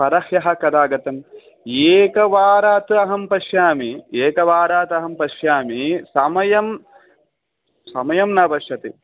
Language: Sanskrit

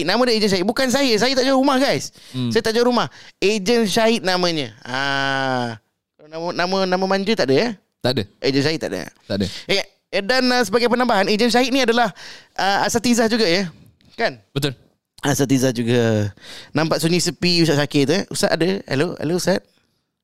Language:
Malay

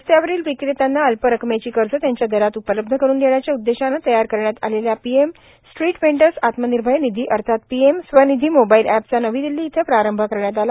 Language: Marathi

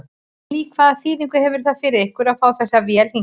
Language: Icelandic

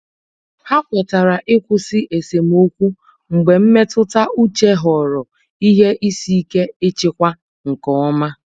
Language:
Igbo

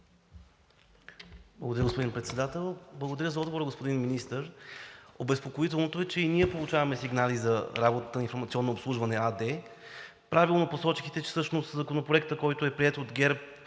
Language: Bulgarian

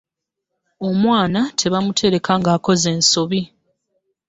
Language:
Ganda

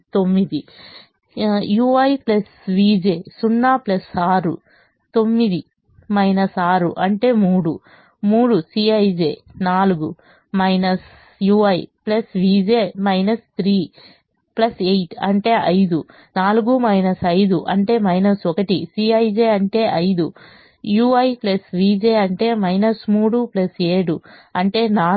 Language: Telugu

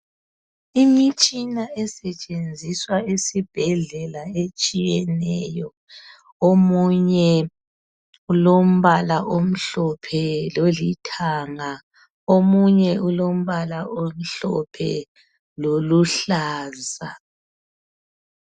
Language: North Ndebele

